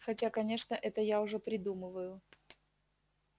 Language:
Russian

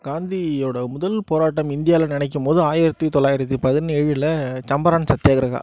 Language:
Tamil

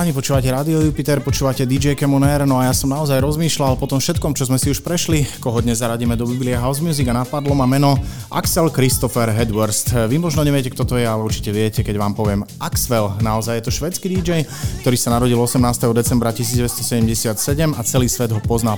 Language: Slovak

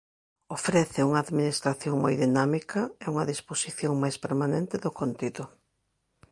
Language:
Galician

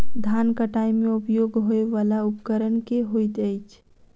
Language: Maithili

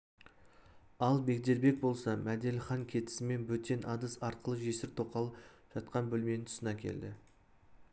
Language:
Kazakh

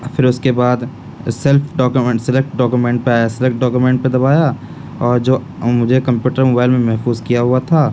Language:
Urdu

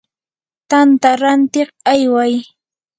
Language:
Yanahuanca Pasco Quechua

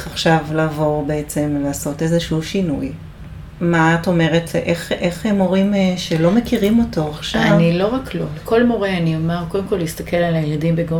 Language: Hebrew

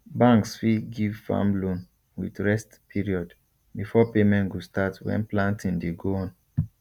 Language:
Nigerian Pidgin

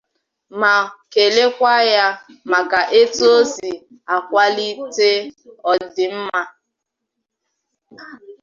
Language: Igbo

